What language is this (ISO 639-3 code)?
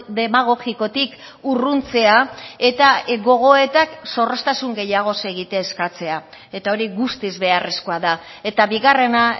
eus